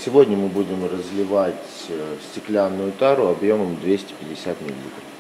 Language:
Russian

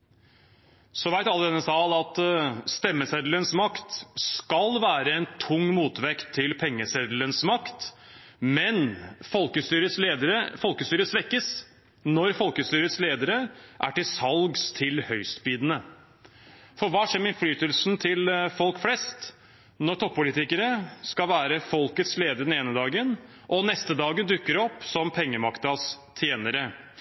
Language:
Norwegian Bokmål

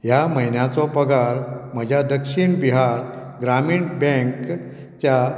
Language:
Konkani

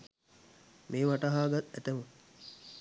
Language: Sinhala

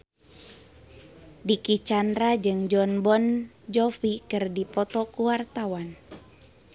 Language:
Sundanese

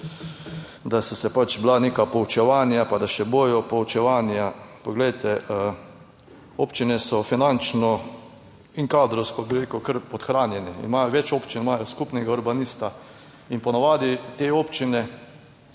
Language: Slovenian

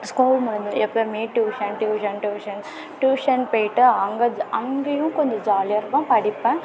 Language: Tamil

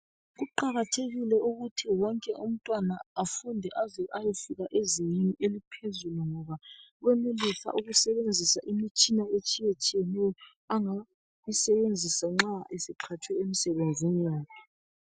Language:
North Ndebele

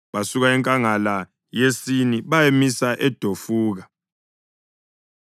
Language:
North Ndebele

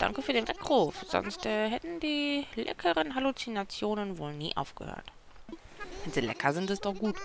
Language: German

